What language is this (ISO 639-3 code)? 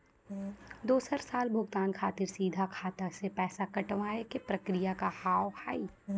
mai